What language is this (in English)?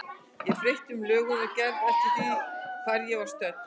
Icelandic